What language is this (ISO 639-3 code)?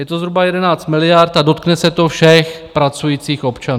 ces